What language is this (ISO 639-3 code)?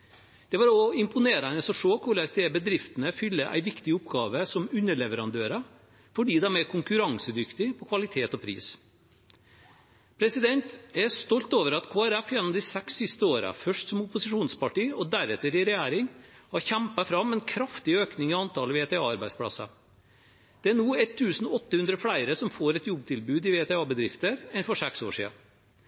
nob